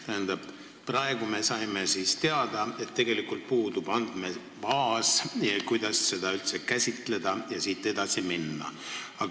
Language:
Estonian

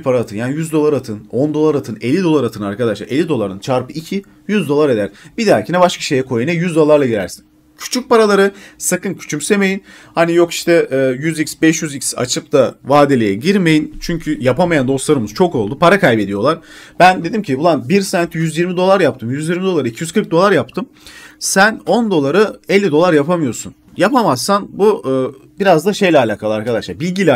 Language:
Turkish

